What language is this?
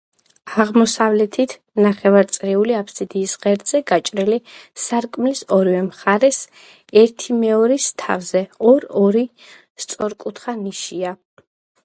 Georgian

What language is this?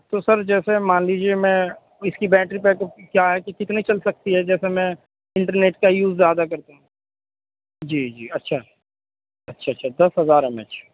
Urdu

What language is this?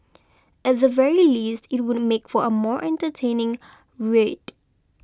English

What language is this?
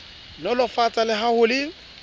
Southern Sotho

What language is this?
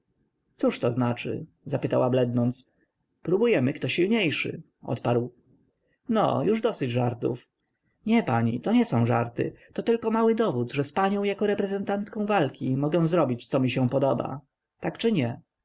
Polish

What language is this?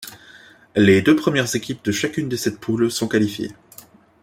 French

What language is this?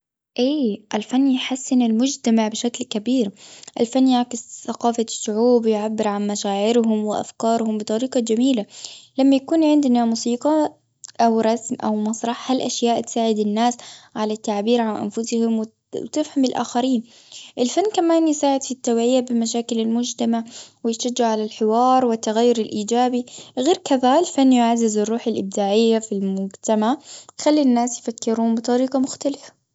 Gulf Arabic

